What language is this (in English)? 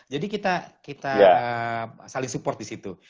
Indonesian